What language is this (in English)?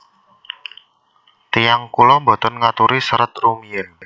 Javanese